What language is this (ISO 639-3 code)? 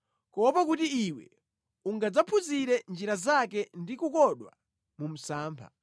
nya